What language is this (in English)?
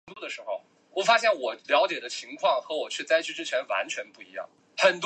Chinese